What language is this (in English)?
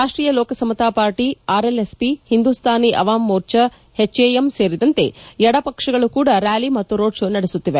Kannada